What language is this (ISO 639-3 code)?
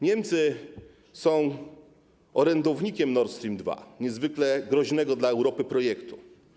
pol